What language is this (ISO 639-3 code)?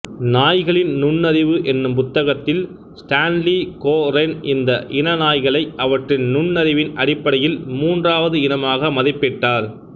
tam